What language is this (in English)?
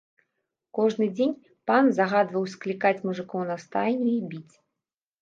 Belarusian